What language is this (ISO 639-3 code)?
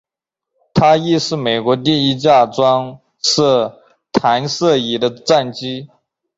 zho